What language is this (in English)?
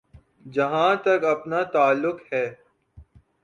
Urdu